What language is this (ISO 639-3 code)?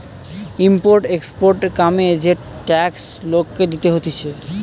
ben